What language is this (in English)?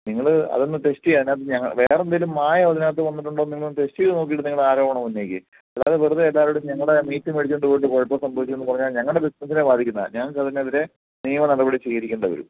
Malayalam